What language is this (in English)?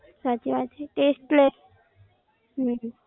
Gujarati